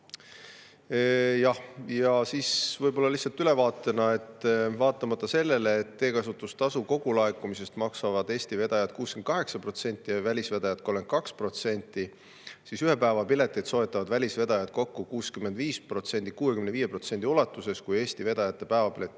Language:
Estonian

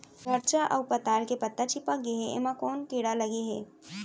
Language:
Chhattisgarhi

